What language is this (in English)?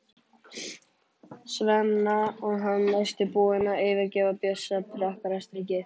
Icelandic